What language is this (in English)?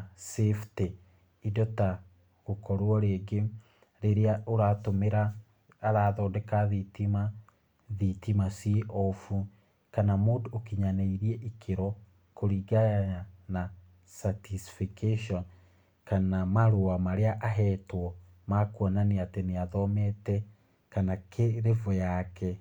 Kikuyu